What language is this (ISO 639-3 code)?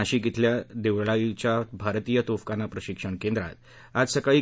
mar